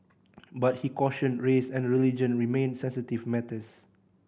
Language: English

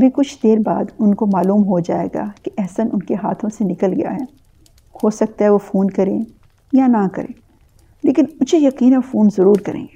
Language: Urdu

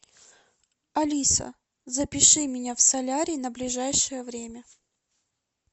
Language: Russian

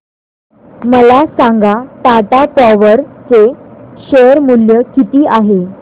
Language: Marathi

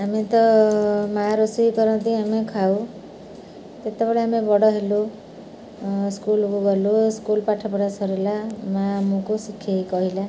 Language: Odia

